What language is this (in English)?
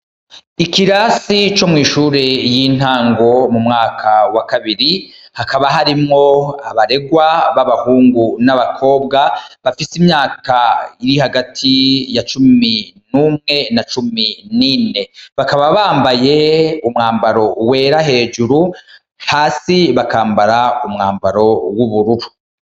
Rundi